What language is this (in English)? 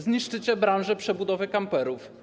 Polish